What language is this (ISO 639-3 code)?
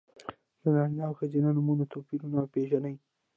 pus